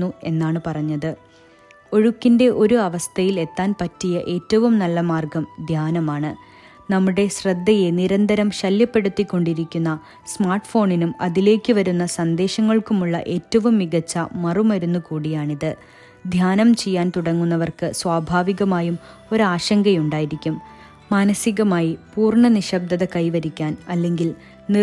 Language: Malayalam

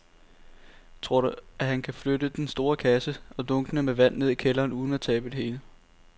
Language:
Danish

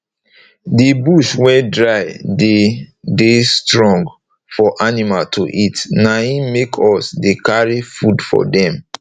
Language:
Nigerian Pidgin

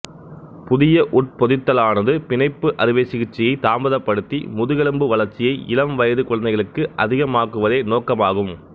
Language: Tamil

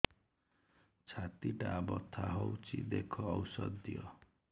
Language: Odia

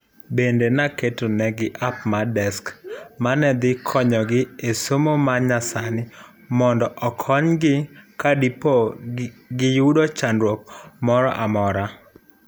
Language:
Luo (Kenya and Tanzania)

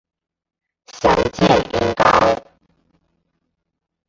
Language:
Chinese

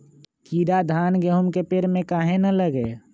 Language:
Magahi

